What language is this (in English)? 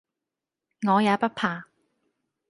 Cantonese